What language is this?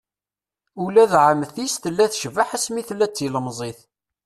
Kabyle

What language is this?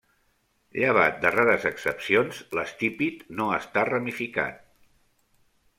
Catalan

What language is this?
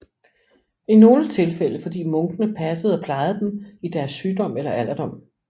Danish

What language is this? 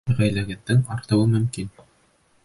Bashkir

